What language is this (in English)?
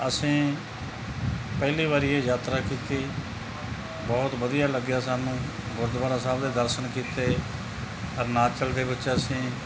Punjabi